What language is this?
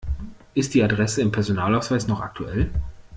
German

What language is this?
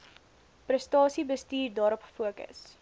Afrikaans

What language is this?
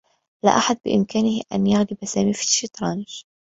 Arabic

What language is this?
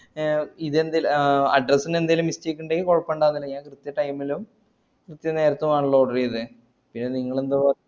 Malayalam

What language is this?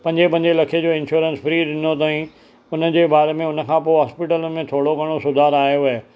Sindhi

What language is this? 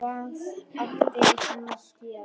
Icelandic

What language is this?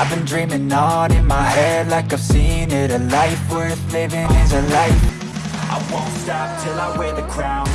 English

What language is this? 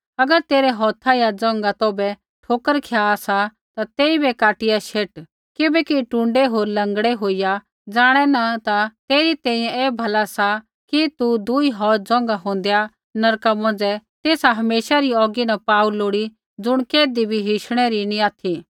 Kullu Pahari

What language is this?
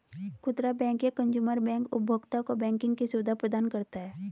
Hindi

